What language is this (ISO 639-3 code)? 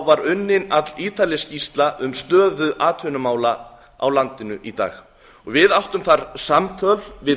isl